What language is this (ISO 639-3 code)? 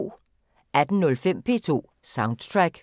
dan